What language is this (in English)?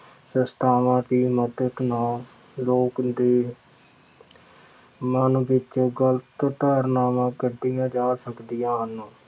Punjabi